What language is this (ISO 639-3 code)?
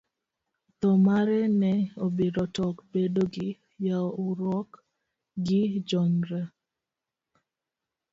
luo